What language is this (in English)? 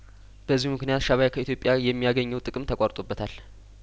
Amharic